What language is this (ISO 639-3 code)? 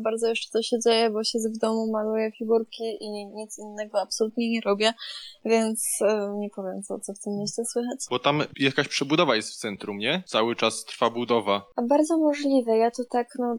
pol